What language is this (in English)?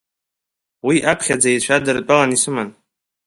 Abkhazian